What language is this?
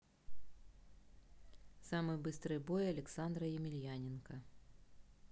Russian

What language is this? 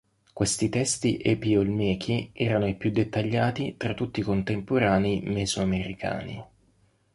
Italian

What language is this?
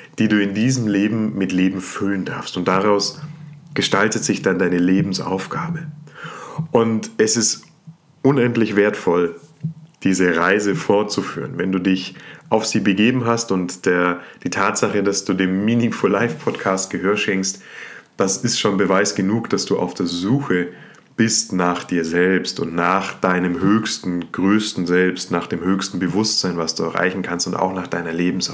German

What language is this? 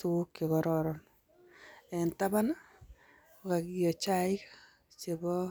Kalenjin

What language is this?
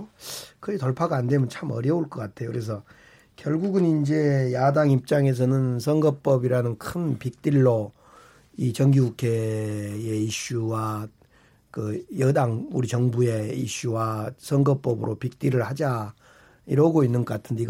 Korean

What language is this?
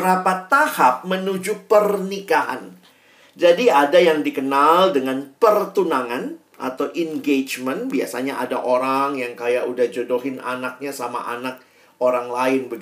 Indonesian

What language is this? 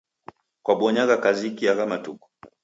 Taita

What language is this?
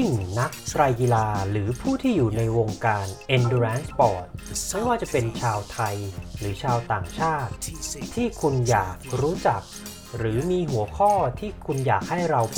Thai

